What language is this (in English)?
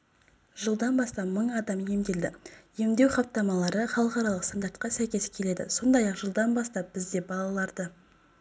Kazakh